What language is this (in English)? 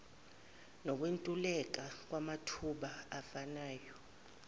Zulu